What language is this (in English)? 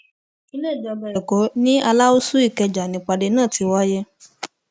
Yoruba